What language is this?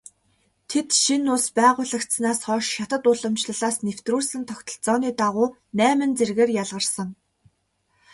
Mongolian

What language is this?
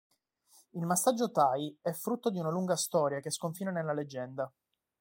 Italian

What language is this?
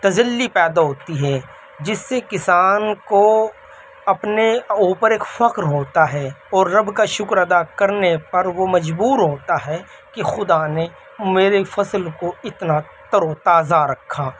Urdu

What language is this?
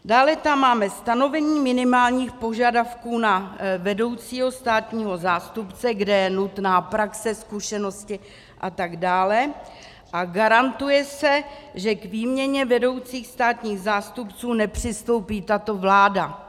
Czech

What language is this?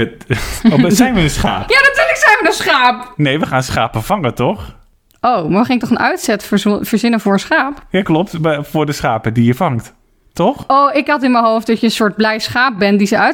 Dutch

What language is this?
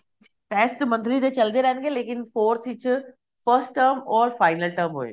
Punjabi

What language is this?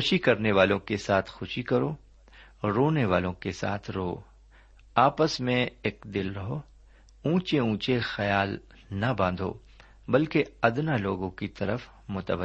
Urdu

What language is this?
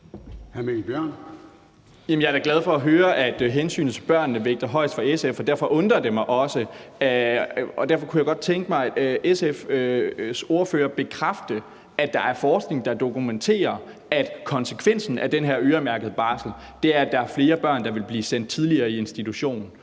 Danish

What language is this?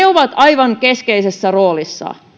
Finnish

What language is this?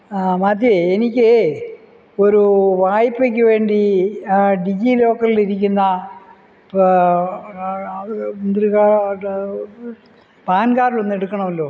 Malayalam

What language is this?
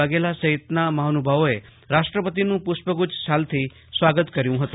Gujarati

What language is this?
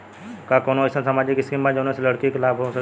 Bhojpuri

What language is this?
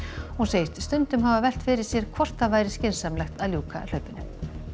Icelandic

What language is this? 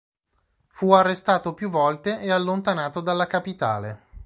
Italian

